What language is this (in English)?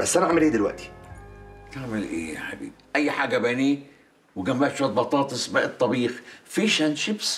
Arabic